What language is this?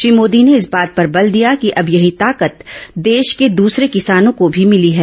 Hindi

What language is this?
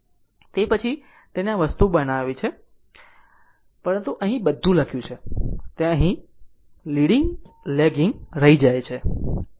Gujarati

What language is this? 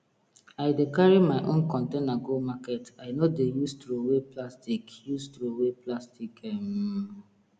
Nigerian Pidgin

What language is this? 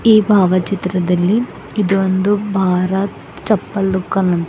Kannada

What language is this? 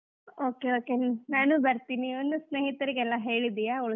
Kannada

